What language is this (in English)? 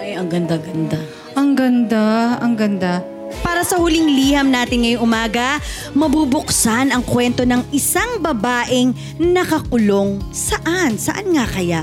Filipino